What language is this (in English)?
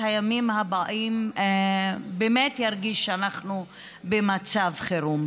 Hebrew